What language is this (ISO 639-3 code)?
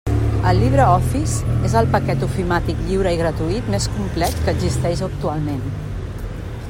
cat